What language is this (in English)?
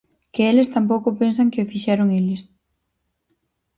Galician